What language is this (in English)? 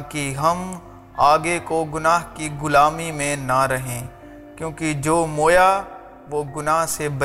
Urdu